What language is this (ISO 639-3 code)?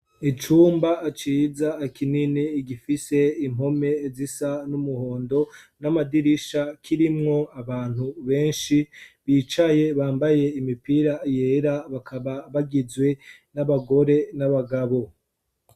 run